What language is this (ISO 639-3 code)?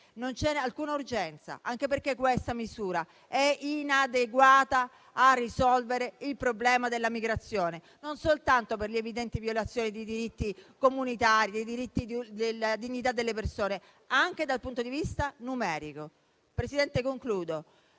ita